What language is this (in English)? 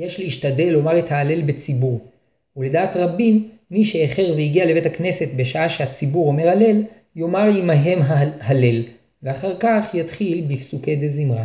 Hebrew